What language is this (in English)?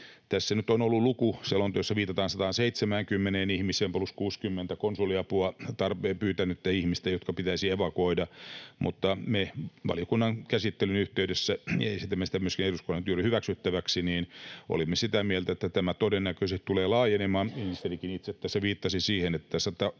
Finnish